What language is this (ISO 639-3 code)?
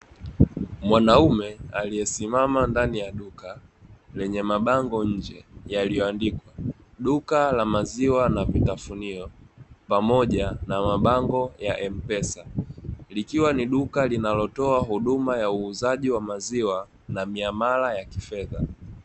swa